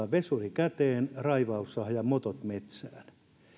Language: Finnish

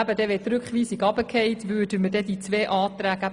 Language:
Swiss German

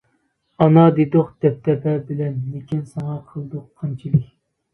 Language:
Uyghur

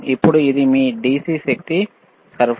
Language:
Telugu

